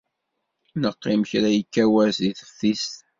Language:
Kabyle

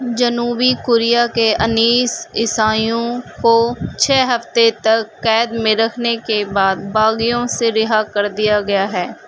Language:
Urdu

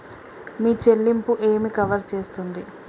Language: Telugu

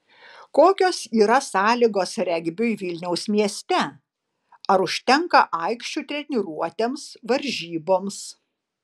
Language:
Lithuanian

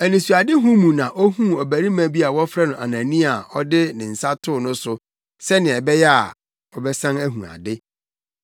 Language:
Akan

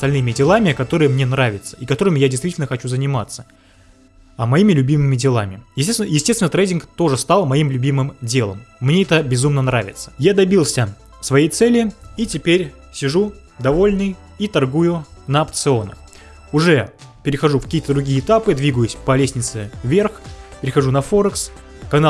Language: Russian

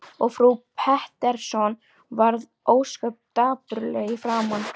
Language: Icelandic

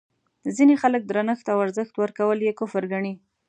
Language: Pashto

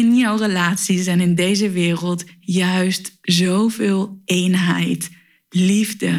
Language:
Dutch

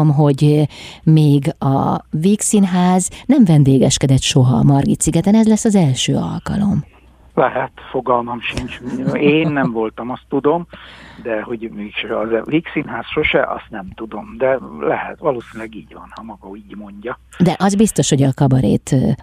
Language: Hungarian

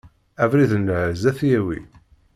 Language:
Kabyle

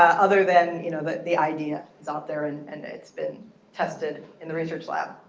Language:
English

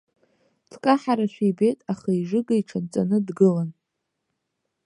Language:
Abkhazian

